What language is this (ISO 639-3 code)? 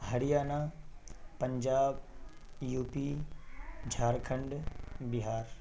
urd